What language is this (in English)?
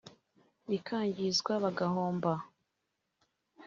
Kinyarwanda